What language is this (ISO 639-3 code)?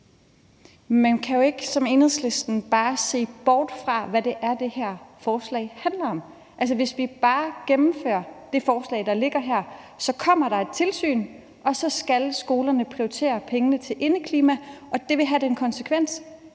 dan